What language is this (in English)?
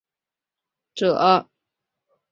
Chinese